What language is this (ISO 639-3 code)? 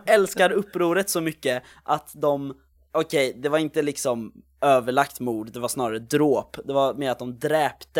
swe